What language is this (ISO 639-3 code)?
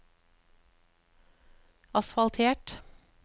nor